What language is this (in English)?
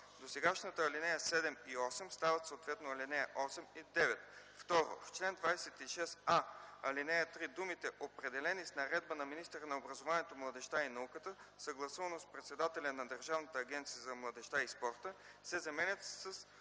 Bulgarian